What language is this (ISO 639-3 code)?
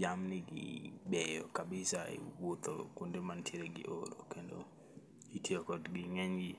luo